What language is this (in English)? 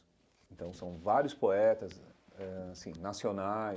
Portuguese